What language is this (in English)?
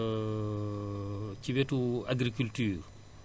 Wolof